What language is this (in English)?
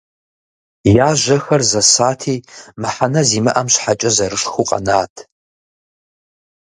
Kabardian